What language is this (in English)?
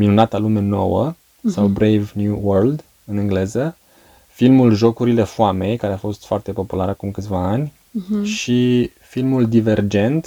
Romanian